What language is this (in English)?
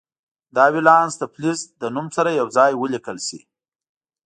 Pashto